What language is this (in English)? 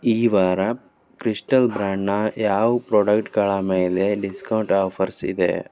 Kannada